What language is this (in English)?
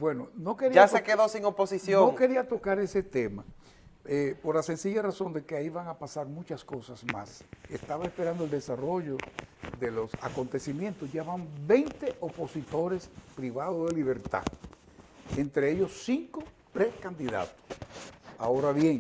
Spanish